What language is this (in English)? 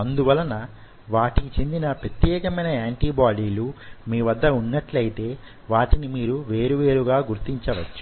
Telugu